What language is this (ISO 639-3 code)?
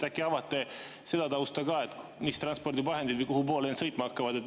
est